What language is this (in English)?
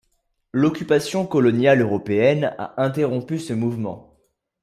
French